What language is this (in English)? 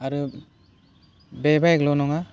Bodo